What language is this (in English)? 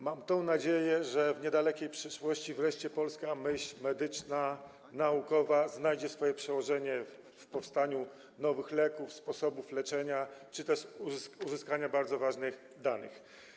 Polish